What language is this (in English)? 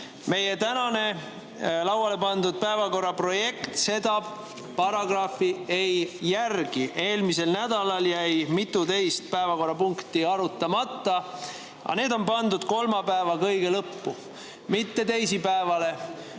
Estonian